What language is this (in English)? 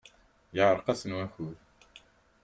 Kabyle